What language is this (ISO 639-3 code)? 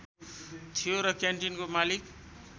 nep